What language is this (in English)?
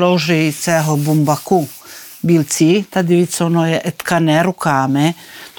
Ukrainian